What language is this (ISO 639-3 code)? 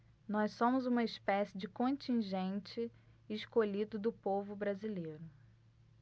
por